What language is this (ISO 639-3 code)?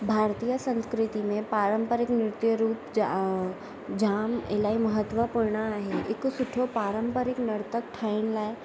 snd